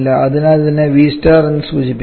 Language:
Malayalam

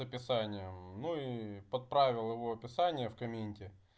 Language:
Russian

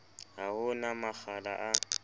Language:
Southern Sotho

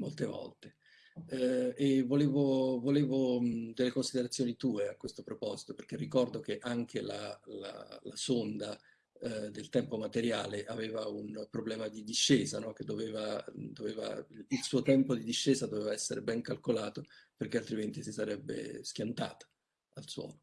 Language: Italian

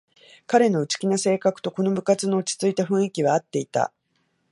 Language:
Japanese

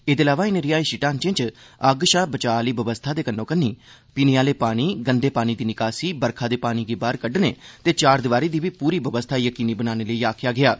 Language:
Dogri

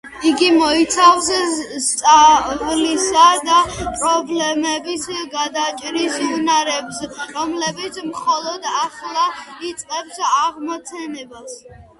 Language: Georgian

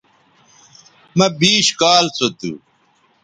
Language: Bateri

